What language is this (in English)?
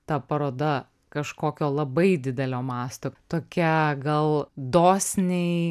Lithuanian